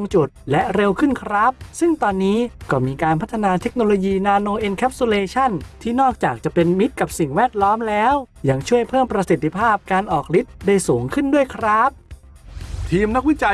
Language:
Thai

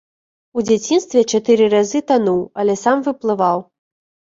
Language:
Belarusian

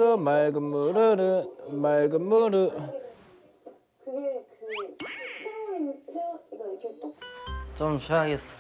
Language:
Korean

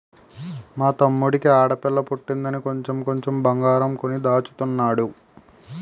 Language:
Telugu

